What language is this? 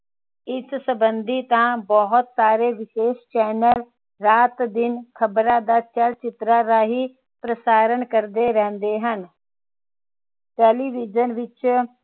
Punjabi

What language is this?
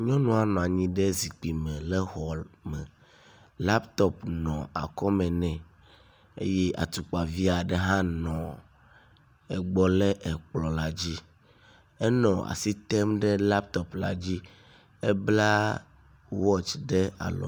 Ewe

